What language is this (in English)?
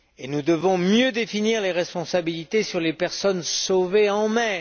French